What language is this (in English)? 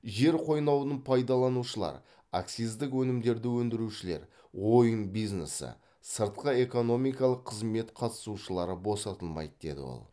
Kazakh